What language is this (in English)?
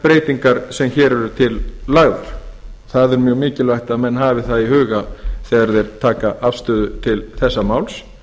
Icelandic